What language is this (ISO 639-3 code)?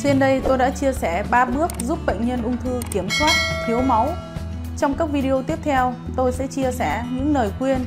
vie